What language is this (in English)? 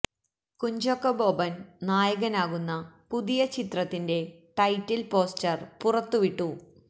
Malayalam